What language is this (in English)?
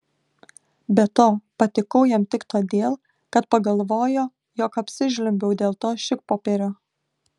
Lithuanian